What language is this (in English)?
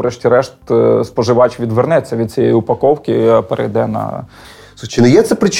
Ukrainian